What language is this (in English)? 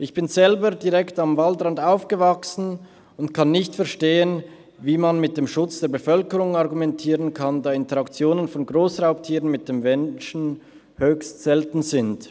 Swiss German